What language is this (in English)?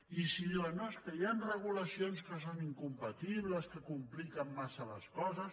Catalan